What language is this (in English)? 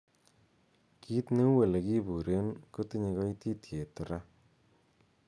Kalenjin